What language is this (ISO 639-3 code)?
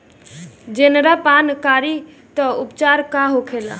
bho